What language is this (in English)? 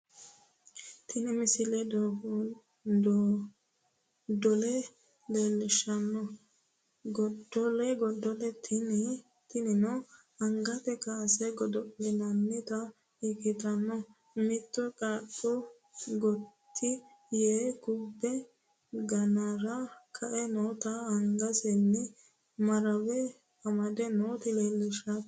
Sidamo